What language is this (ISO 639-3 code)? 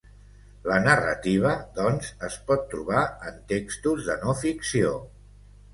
cat